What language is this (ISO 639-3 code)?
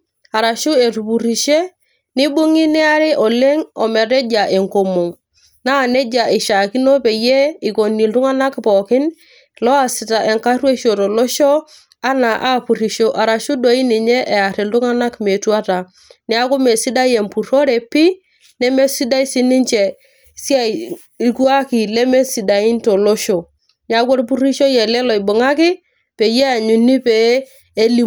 mas